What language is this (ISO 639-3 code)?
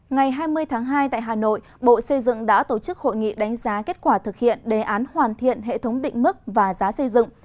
vie